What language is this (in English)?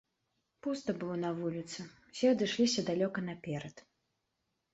Belarusian